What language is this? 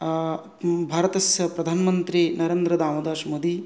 Sanskrit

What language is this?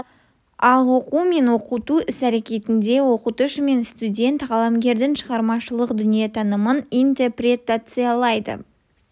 Kazakh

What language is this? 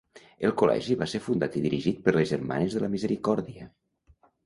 Catalan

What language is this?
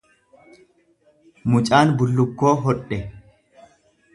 Oromo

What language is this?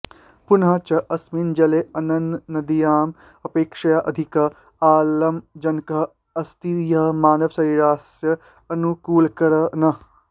Sanskrit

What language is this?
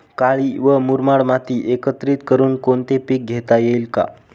Marathi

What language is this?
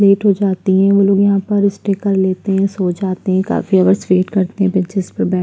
Hindi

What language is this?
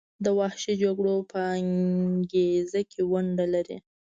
Pashto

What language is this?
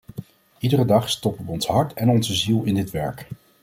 Dutch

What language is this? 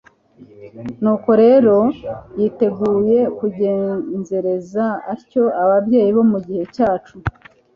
Kinyarwanda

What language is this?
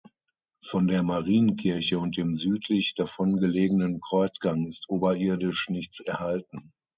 German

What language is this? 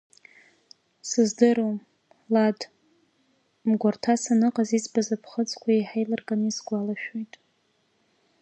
Abkhazian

